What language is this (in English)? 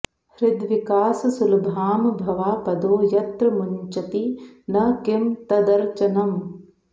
Sanskrit